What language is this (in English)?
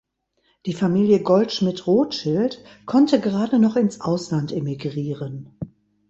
German